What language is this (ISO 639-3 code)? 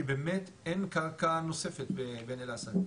heb